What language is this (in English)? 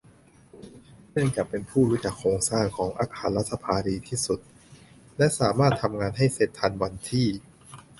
Thai